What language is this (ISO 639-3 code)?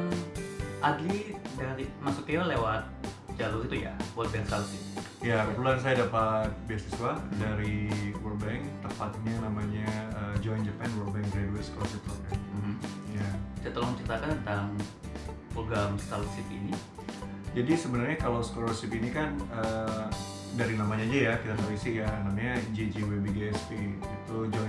ind